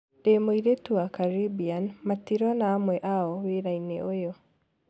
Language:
Kikuyu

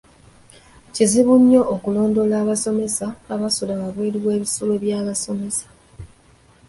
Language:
Ganda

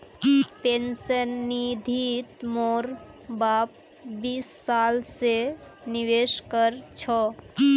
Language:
Magahi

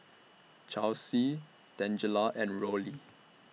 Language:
English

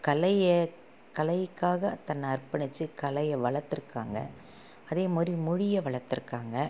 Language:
Tamil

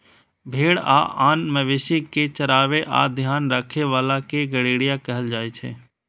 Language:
Maithili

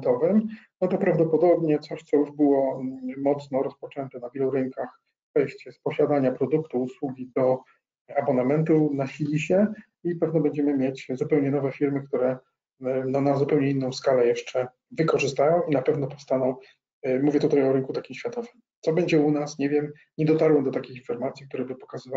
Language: Polish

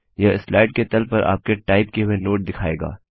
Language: Hindi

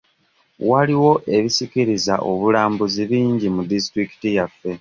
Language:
Ganda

